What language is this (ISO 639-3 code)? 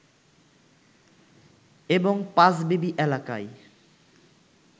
ben